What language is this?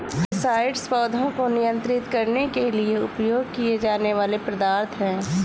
Hindi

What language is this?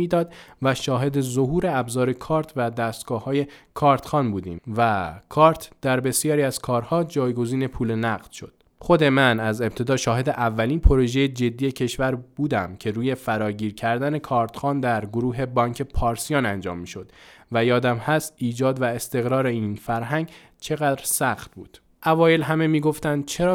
Persian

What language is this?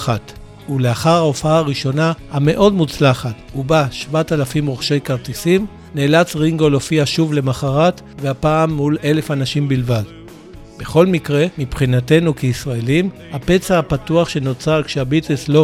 Hebrew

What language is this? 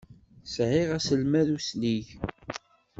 Kabyle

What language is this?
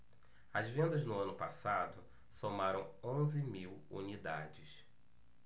Portuguese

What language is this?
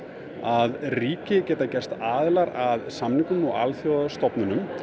Icelandic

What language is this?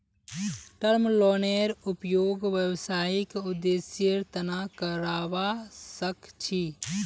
Magahi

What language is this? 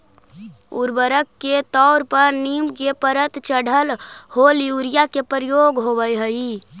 Magahi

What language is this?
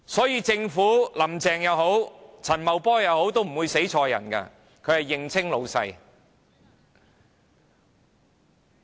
Cantonese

